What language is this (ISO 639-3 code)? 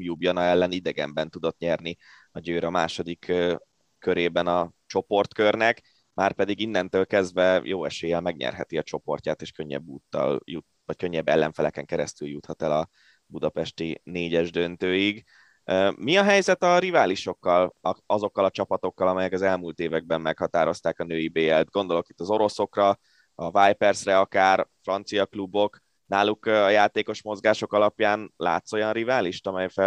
hun